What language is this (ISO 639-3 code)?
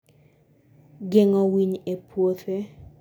luo